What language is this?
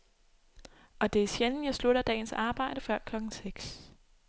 Danish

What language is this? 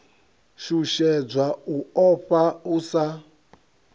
Venda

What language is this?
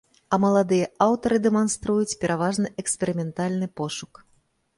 Belarusian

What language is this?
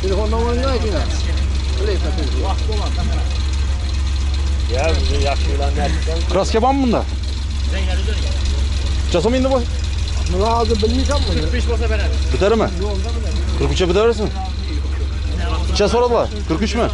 Turkish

